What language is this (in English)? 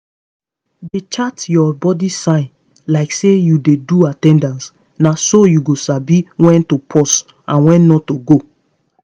Nigerian Pidgin